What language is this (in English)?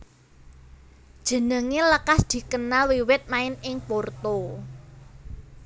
Javanese